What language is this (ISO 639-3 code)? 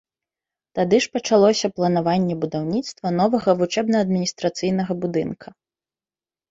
bel